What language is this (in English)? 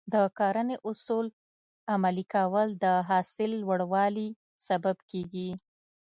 Pashto